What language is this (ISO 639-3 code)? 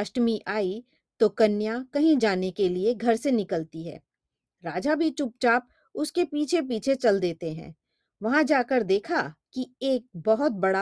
hin